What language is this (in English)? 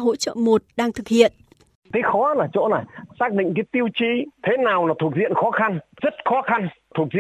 Vietnamese